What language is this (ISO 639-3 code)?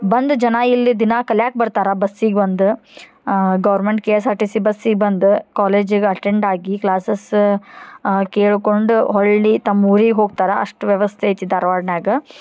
kan